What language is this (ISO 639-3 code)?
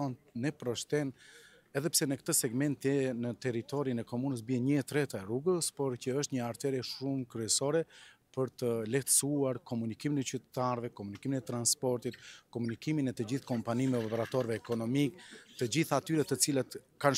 ron